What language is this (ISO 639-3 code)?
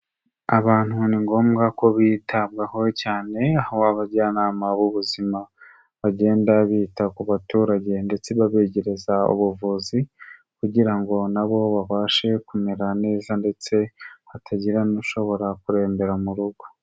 kin